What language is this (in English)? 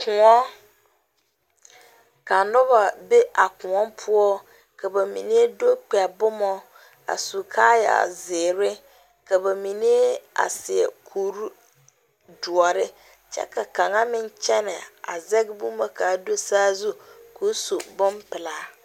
Southern Dagaare